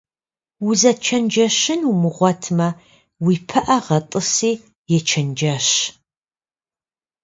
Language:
Kabardian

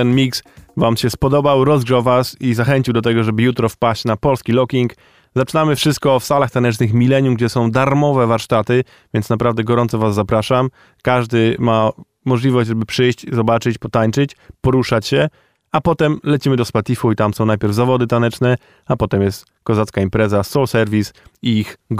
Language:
Polish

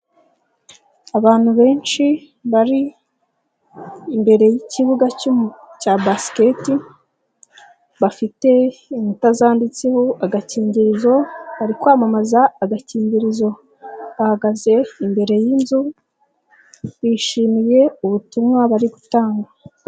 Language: Kinyarwanda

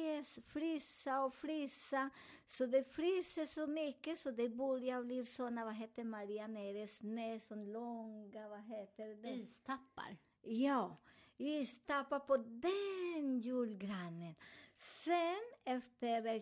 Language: Swedish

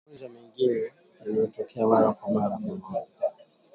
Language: Swahili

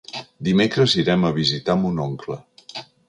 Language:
Catalan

